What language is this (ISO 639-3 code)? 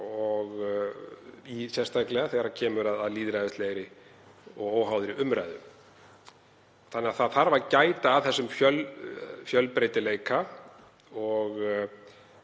isl